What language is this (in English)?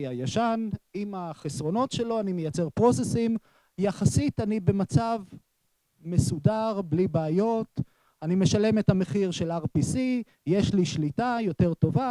Hebrew